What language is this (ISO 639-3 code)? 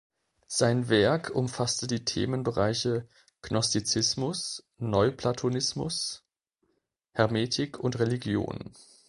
deu